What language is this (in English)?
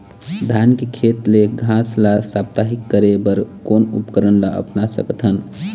Chhattisgarhi